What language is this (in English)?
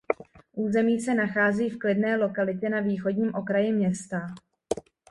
Czech